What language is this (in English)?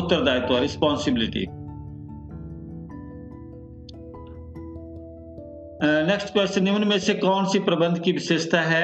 Hindi